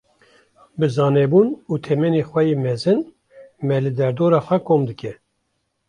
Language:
Kurdish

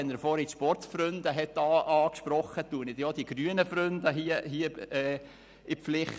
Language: Swiss German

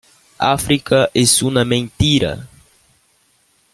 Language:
Spanish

